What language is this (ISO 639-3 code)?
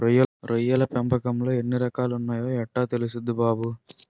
tel